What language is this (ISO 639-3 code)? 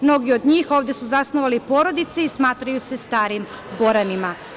srp